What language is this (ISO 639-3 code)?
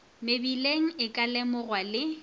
nso